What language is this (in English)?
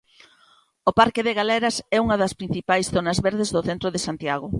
Galician